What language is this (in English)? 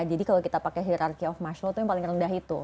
Indonesian